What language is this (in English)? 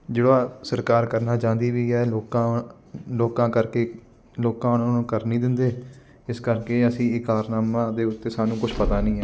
Punjabi